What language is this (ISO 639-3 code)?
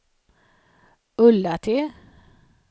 swe